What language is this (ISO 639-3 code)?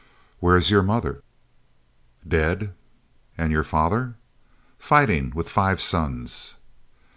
eng